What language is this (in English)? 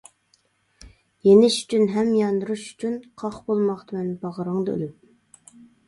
Uyghur